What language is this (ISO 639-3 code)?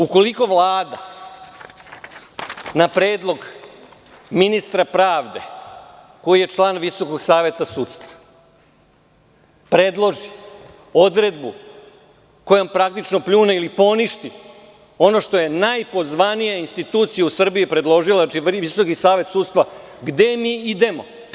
srp